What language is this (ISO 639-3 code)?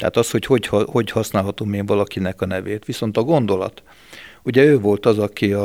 hun